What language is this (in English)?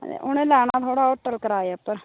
Dogri